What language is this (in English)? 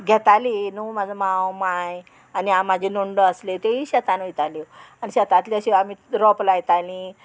Konkani